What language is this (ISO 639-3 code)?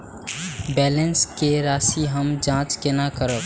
mai